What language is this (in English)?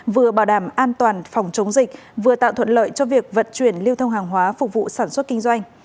Vietnamese